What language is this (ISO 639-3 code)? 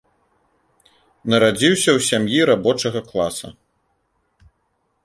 bel